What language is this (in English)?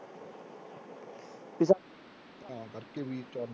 Punjabi